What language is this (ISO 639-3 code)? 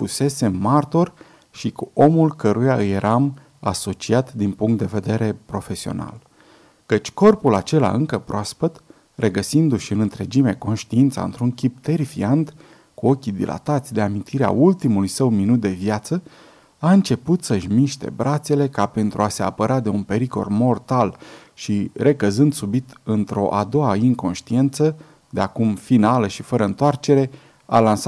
ron